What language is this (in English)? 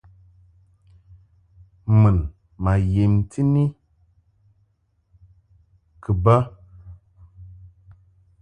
Mungaka